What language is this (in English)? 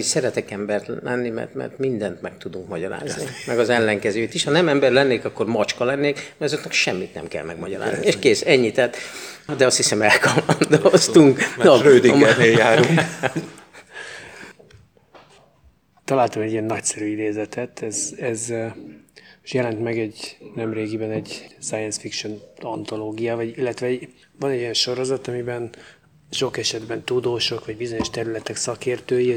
Hungarian